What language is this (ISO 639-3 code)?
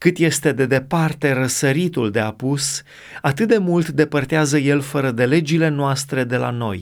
ron